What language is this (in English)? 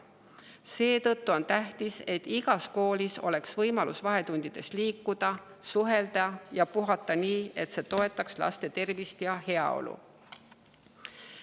Estonian